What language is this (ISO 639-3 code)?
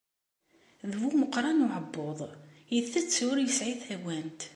kab